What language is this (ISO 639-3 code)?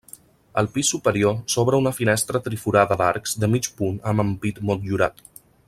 cat